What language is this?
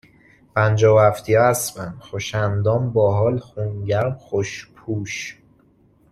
Persian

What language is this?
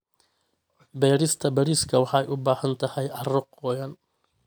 Somali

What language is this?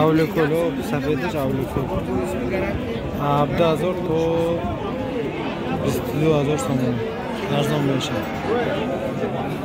Turkish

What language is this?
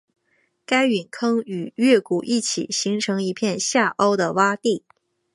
Chinese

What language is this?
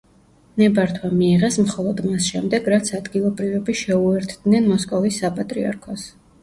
Georgian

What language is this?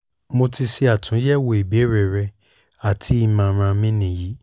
Yoruba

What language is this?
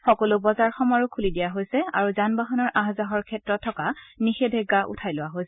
Assamese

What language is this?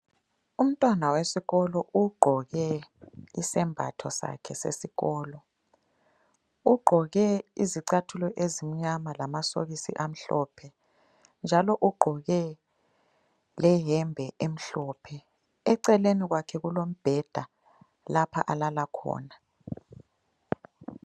North Ndebele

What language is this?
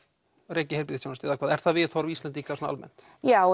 Icelandic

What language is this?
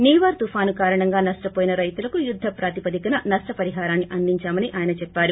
Telugu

